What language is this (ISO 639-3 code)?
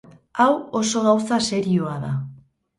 eus